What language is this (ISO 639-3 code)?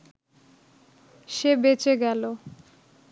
ben